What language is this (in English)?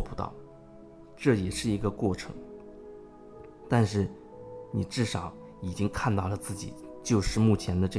Chinese